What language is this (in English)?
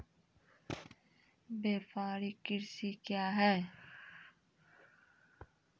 Maithili